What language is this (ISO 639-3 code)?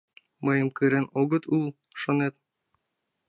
chm